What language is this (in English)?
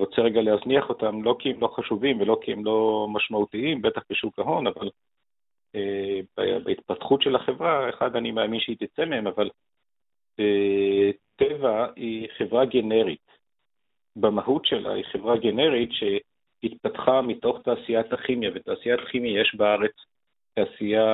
Hebrew